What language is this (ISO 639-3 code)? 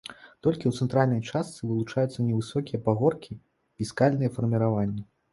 bel